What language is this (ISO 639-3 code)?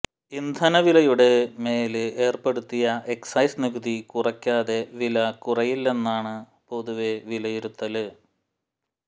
mal